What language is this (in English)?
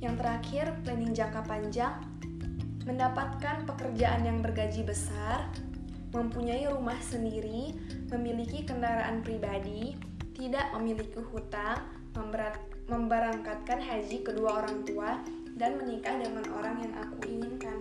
Indonesian